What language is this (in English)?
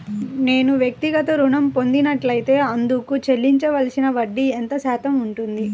Telugu